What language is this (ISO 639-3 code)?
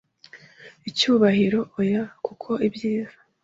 kin